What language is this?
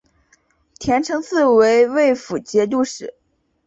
Chinese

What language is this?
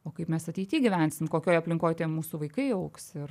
Lithuanian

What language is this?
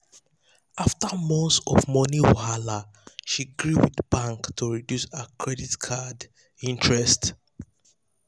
Nigerian Pidgin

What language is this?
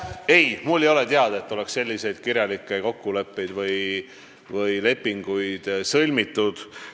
Estonian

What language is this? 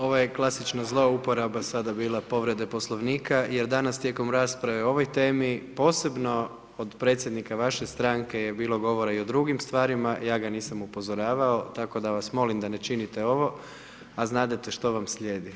Croatian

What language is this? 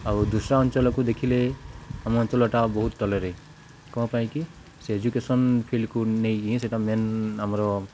Odia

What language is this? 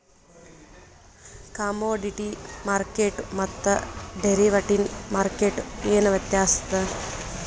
Kannada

